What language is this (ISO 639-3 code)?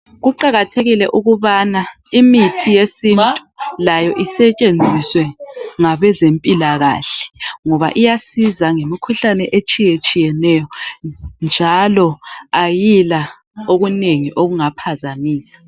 nde